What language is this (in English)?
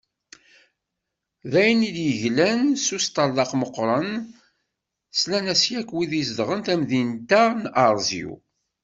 Kabyle